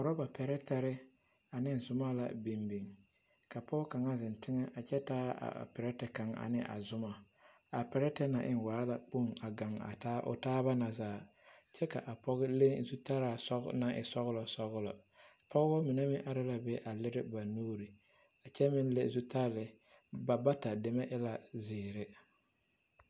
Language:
Southern Dagaare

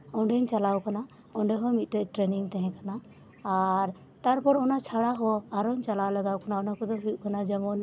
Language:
Santali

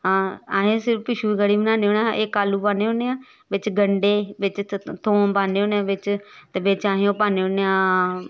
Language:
Dogri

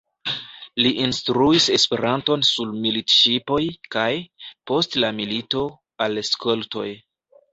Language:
Esperanto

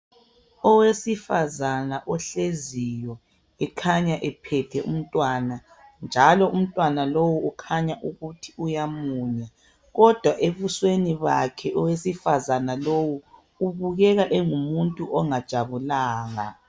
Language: North Ndebele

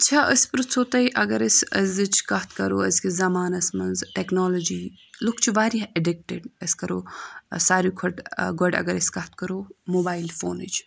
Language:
Kashmiri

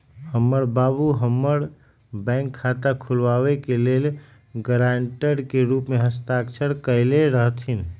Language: Magahi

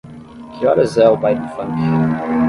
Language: Portuguese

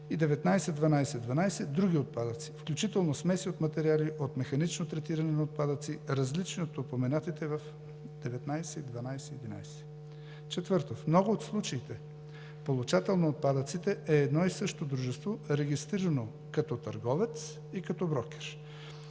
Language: Bulgarian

